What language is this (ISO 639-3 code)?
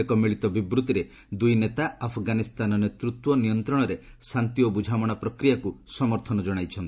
ori